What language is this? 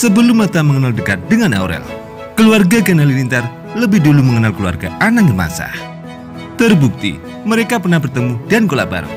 Indonesian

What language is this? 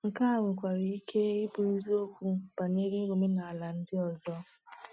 Igbo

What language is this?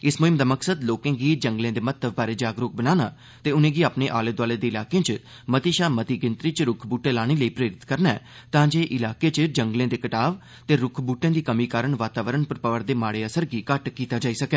Dogri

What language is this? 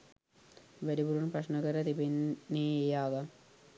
Sinhala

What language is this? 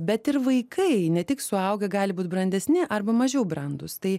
Lithuanian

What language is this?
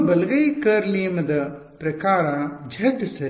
Kannada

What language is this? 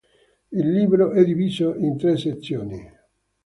Italian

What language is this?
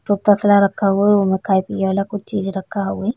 Bhojpuri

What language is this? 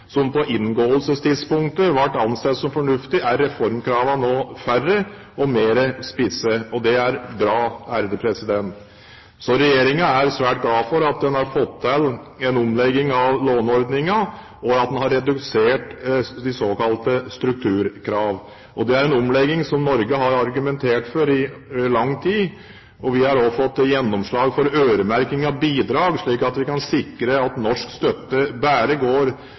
Norwegian Bokmål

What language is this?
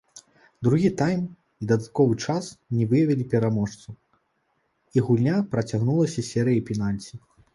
Belarusian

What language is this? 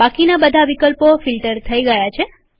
Gujarati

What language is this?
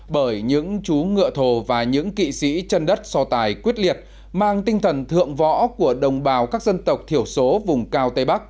Vietnamese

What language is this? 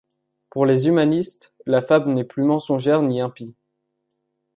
French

